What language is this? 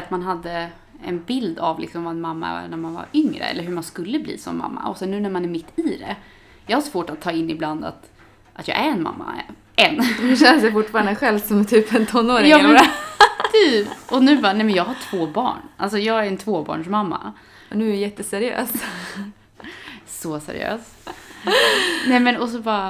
Swedish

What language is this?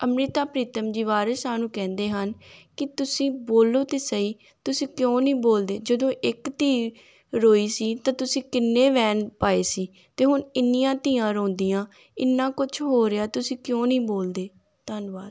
Punjabi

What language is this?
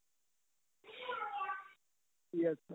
Punjabi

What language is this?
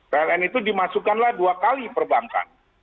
Indonesian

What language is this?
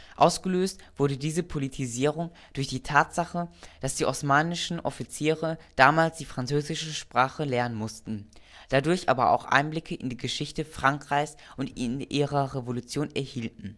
German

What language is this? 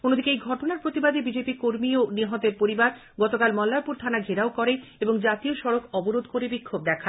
Bangla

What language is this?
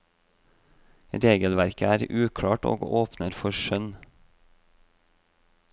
Norwegian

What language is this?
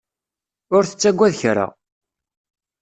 Kabyle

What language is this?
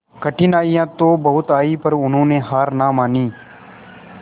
Hindi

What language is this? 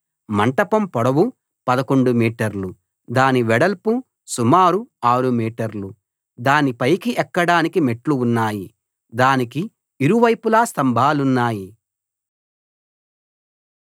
Telugu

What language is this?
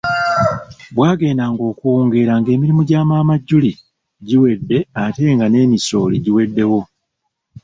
Ganda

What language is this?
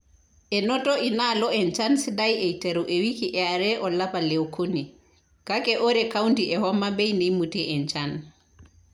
Masai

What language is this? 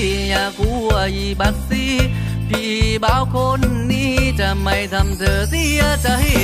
Thai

